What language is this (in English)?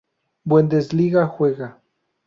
Spanish